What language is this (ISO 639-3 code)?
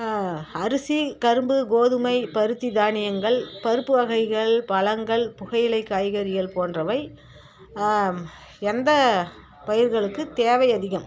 tam